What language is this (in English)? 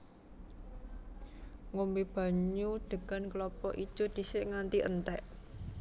Javanese